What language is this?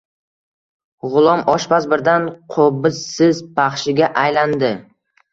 Uzbek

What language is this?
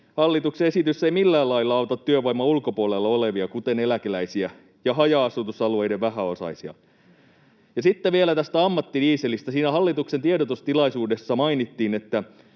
Finnish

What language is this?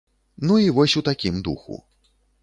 Belarusian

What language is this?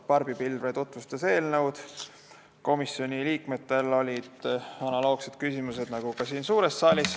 Estonian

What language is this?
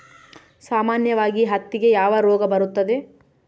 Kannada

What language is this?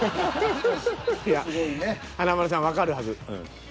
Japanese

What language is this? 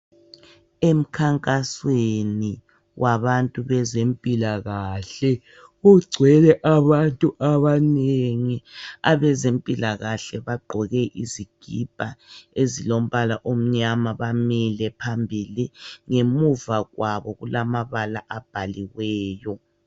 North Ndebele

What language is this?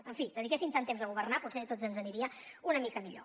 Catalan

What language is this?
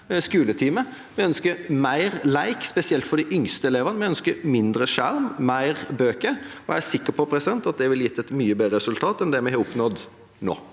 Norwegian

